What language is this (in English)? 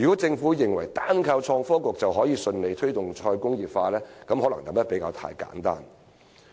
Cantonese